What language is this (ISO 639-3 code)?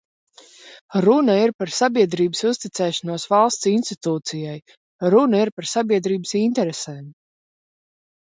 lav